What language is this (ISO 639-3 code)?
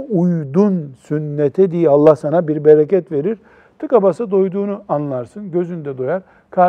tur